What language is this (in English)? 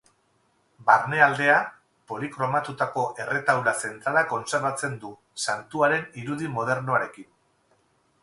Basque